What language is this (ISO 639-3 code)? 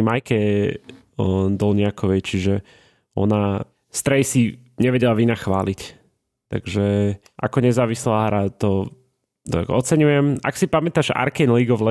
slk